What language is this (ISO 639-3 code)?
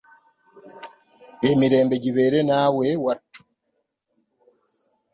lug